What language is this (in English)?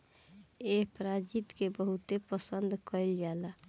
Bhojpuri